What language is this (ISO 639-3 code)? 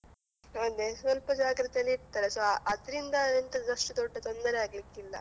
kan